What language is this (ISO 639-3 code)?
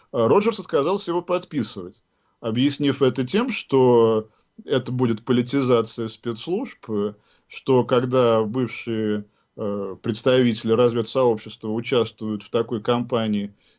rus